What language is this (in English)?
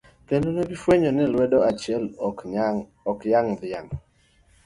Luo (Kenya and Tanzania)